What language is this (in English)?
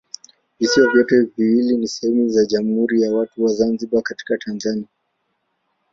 Swahili